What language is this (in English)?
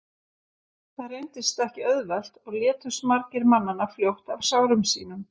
Icelandic